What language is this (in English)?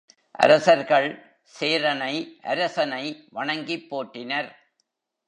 Tamil